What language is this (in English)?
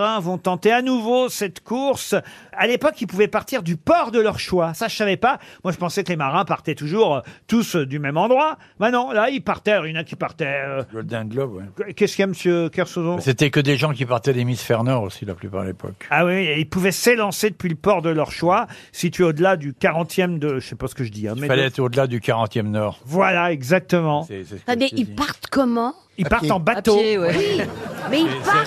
French